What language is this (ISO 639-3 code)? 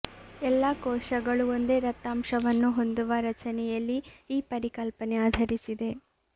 kan